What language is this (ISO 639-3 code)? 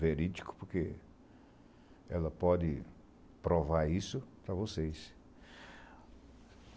por